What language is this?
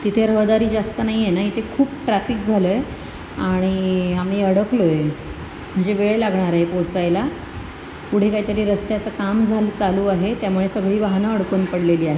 Marathi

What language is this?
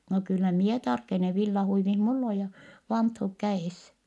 Finnish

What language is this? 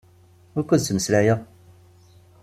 Kabyle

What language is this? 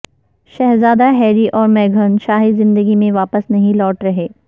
Urdu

